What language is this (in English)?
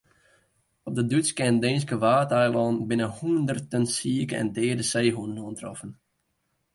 Western Frisian